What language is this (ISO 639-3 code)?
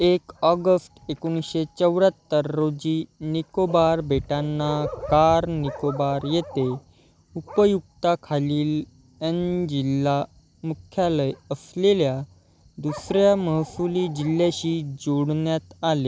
mar